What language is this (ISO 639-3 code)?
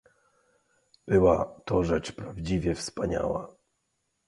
pol